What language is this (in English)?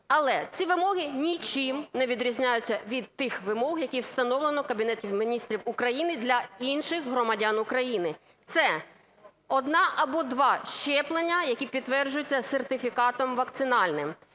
Ukrainian